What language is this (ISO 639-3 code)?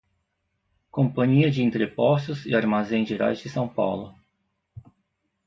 por